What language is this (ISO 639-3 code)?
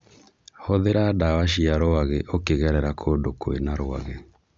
kik